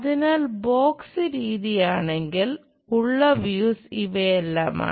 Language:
Malayalam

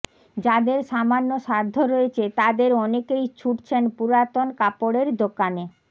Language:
Bangla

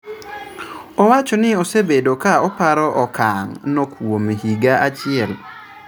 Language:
Luo (Kenya and Tanzania)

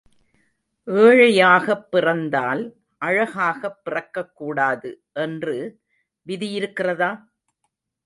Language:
Tamil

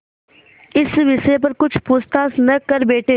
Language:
Hindi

